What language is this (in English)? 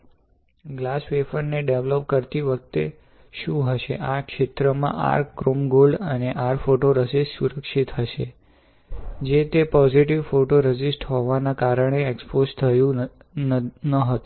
Gujarati